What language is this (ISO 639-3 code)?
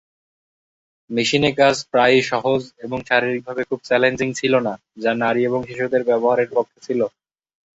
ben